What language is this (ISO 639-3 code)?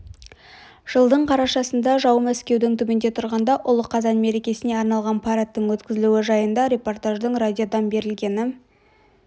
kaz